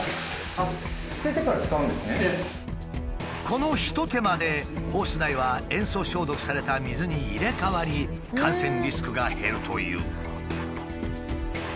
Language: Japanese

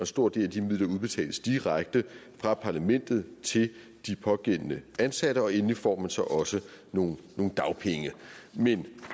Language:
Danish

